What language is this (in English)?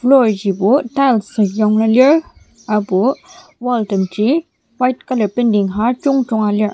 Ao Naga